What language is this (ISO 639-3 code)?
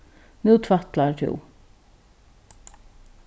fao